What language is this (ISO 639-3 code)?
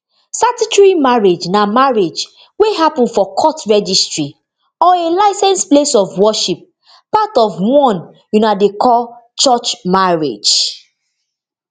pcm